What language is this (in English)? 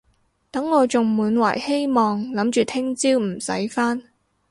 Cantonese